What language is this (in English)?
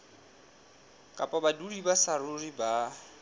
Southern Sotho